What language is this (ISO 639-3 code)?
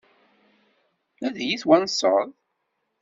kab